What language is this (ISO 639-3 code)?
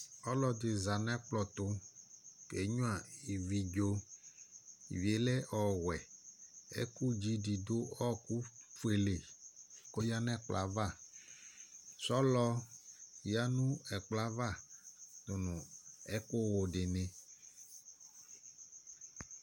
kpo